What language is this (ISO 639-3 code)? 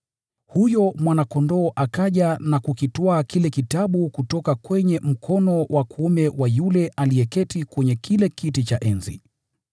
swa